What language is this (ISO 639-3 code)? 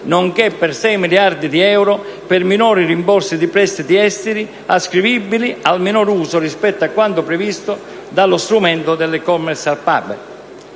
ita